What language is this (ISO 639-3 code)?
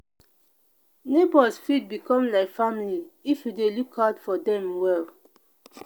pcm